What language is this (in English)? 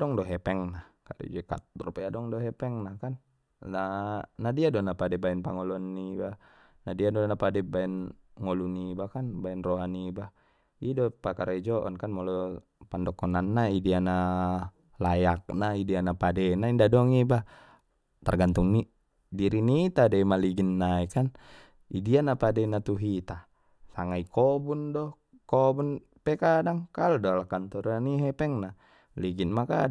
Batak Mandailing